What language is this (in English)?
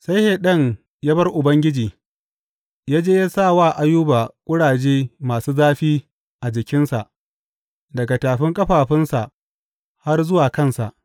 Hausa